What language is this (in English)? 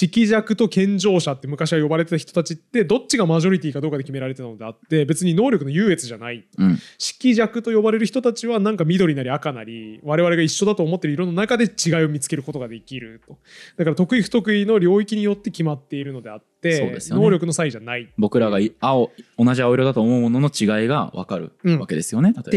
Japanese